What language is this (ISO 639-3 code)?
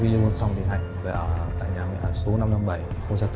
vie